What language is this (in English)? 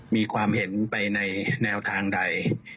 Thai